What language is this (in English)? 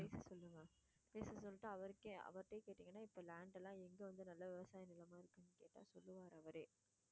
Tamil